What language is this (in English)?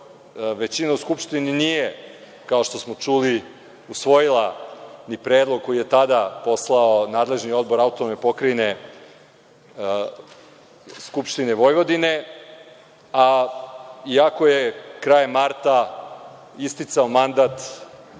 Serbian